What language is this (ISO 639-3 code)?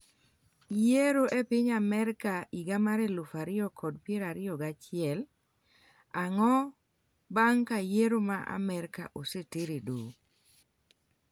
luo